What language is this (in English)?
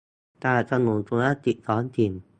Thai